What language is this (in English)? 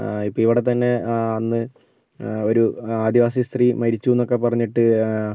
Malayalam